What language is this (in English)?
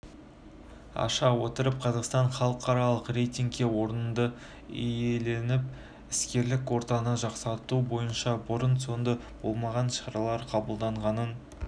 Kazakh